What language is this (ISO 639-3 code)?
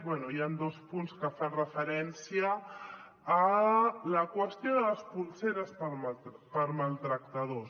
cat